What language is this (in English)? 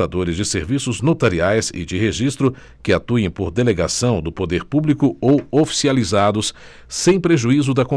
Portuguese